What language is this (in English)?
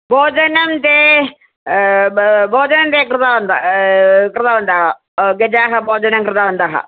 Sanskrit